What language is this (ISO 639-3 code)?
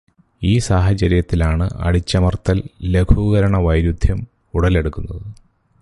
mal